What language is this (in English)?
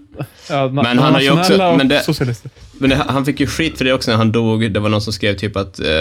Swedish